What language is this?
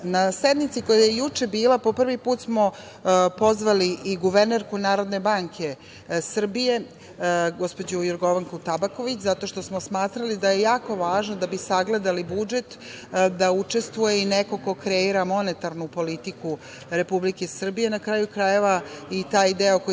Serbian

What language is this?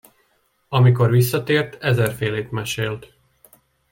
Hungarian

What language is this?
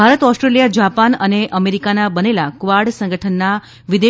Gujarati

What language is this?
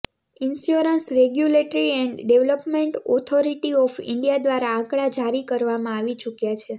Gujarati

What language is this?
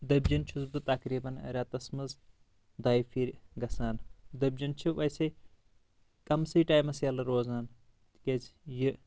Kashmiri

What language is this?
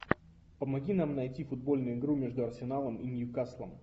Russian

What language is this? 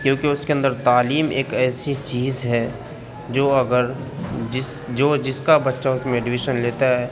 Urdu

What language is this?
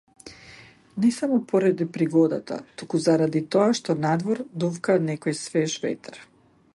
Macedonian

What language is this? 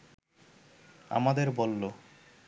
Bangla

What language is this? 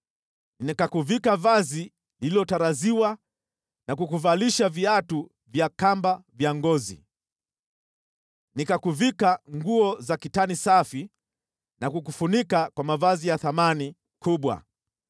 Swahili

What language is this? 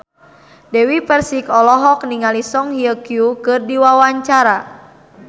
Sundanese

